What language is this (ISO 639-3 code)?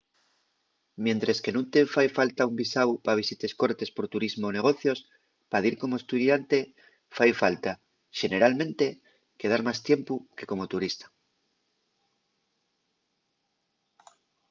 ast